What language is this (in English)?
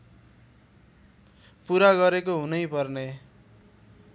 Nepali